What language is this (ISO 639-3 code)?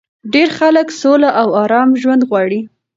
pus